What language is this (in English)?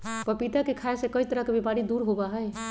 Magahi